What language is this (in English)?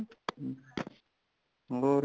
Punjabi